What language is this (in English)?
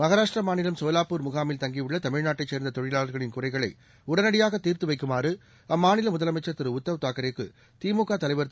Tamil